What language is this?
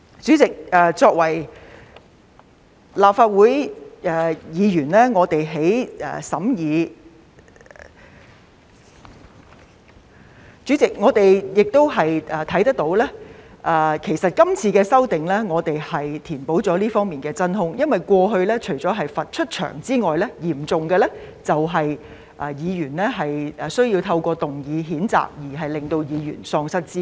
Cantonese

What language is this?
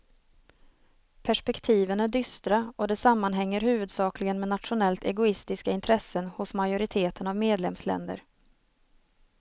Swedish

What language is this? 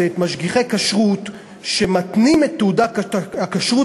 Hebrew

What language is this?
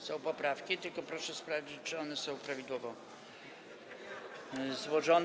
Polish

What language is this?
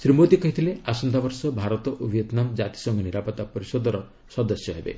Odia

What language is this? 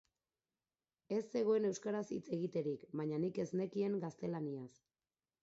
Basque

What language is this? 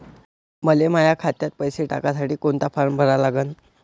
Marathi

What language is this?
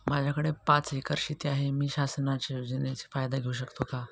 Marathi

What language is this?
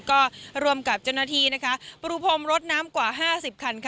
Thai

